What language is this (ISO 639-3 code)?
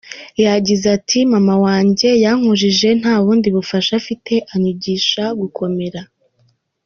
kin